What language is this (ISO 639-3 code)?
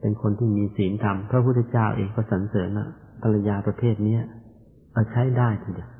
tha